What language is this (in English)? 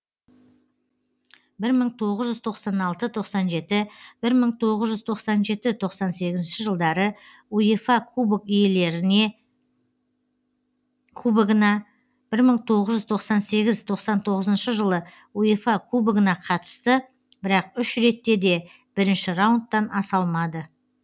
Kazakh